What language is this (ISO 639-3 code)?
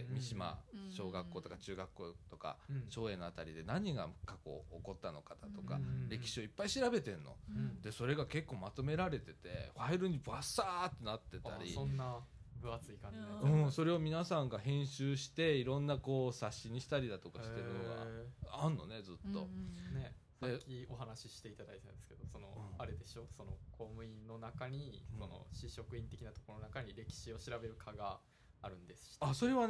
jpn